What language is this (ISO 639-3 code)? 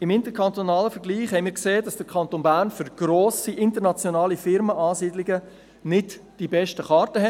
gsw